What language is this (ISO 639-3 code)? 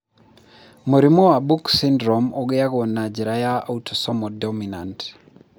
kik